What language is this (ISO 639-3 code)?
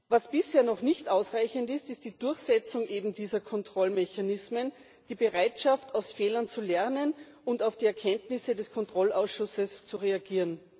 deu